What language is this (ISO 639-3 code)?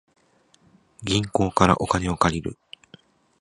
jpn